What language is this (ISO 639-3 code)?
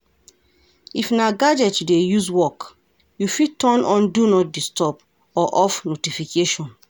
pcm